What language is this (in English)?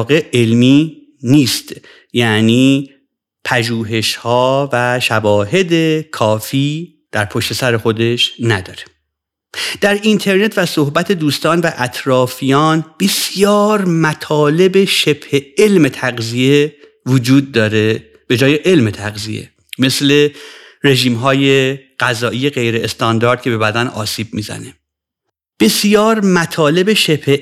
Persian